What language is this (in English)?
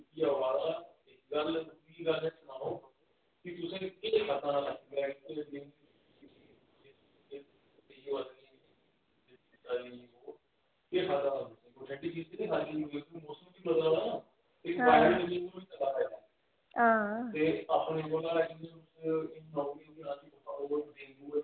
Dogri